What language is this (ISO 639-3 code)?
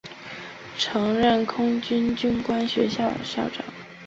zho